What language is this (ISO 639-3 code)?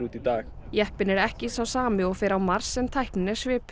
isl